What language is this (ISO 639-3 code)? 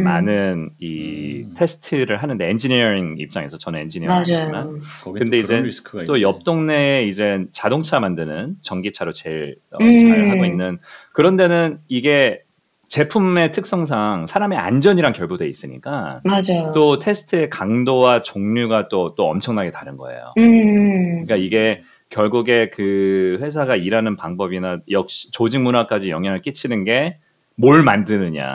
kor